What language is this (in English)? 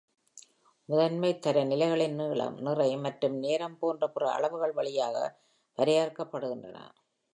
Tamil